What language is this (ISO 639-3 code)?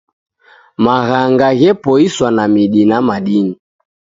dav